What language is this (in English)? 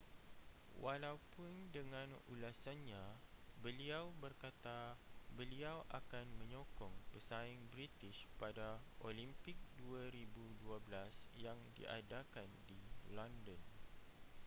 Malay